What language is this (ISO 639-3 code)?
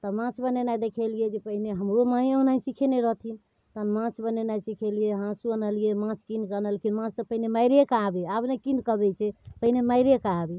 mai